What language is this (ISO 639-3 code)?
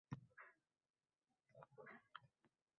uzb